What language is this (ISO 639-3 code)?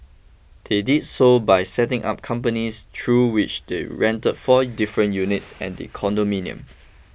eng